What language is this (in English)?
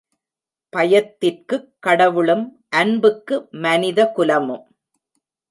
Tamil